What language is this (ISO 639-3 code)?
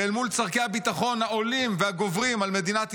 heb